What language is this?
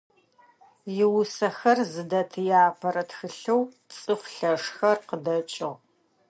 Adyghe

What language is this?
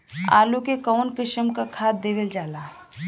Bhojpuri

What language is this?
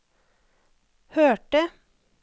Norwegian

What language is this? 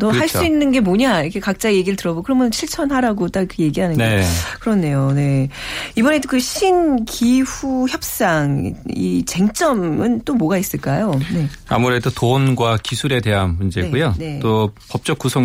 Korean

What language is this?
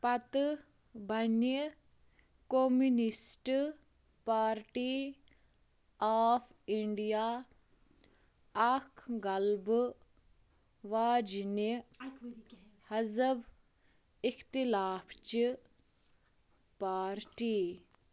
Kashmiri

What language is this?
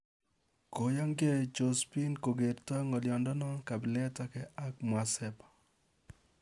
Kalenjin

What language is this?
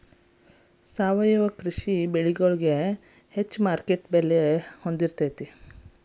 Kannada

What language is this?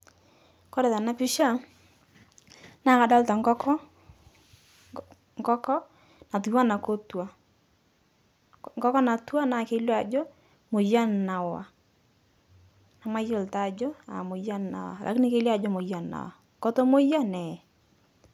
Masai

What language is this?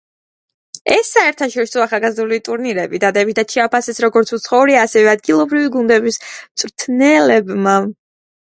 Georgian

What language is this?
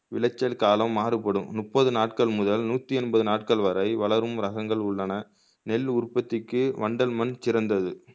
Tamil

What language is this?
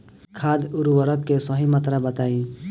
Bhojpuri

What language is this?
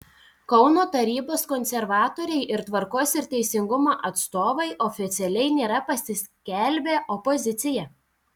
Lithuanian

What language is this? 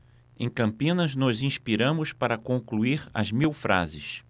Portuguese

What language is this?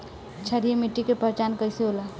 Bhojpuri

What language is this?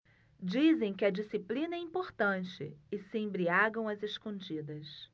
Portuguese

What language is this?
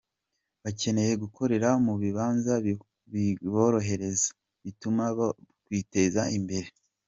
Kinyarwanda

